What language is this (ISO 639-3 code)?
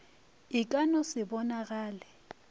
nso